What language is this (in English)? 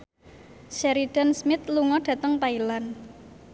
Javanese